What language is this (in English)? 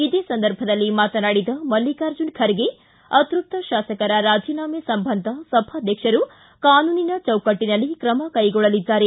Kannada